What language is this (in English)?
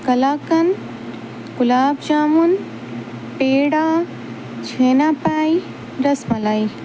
Urdu